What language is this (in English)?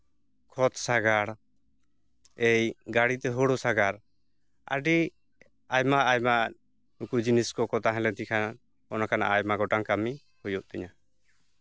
Santali